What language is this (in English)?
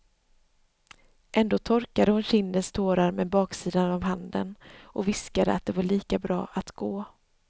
Swedish